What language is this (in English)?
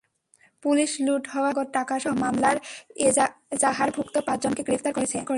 Bangla